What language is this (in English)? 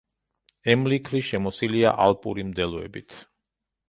Georgian